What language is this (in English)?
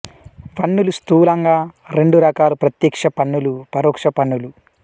Telugu